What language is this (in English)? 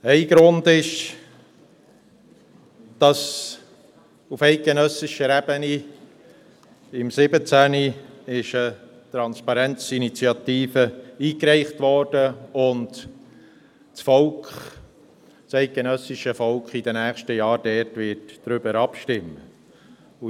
Swiss German